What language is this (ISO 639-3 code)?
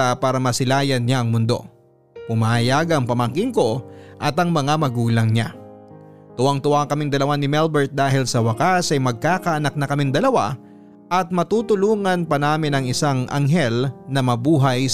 fil